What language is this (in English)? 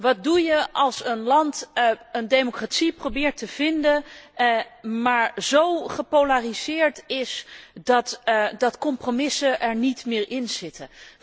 Dutch